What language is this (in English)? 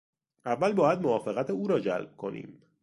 Persian